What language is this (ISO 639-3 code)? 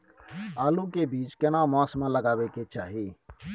mai